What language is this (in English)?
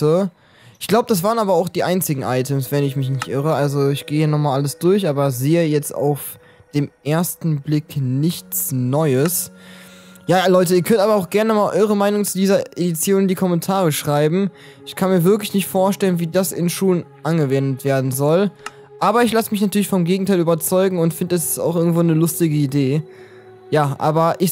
German